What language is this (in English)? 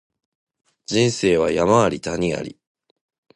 Japanese